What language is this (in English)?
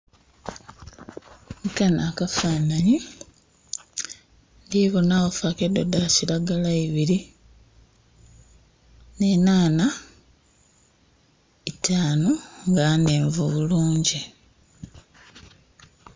Soga